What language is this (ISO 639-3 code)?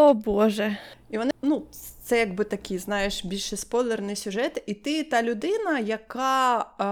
ukr